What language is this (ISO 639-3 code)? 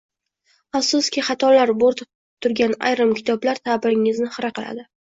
uzb